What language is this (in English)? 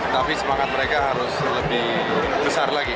Indonesian